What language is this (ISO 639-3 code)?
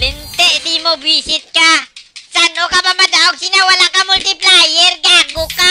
fil